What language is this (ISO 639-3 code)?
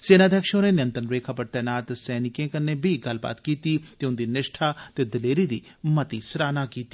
doi